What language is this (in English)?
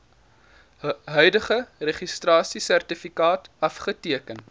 Afrikaans